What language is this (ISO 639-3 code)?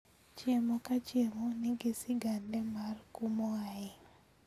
luo